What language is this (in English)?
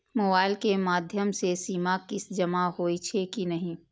Maithili